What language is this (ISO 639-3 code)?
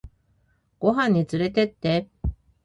jpn